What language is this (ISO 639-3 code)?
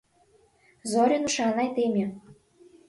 chm